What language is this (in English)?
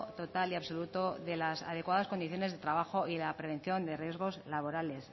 Spanish